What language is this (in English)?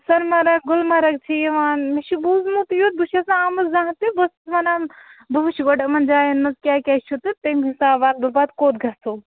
Kashmiri